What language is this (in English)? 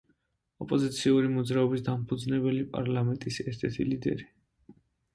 Georgian